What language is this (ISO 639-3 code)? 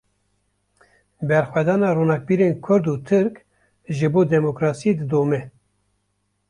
kur